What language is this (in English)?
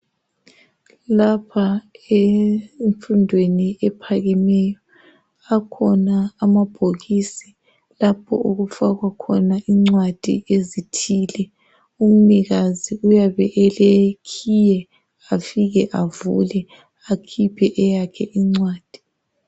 North Ndebele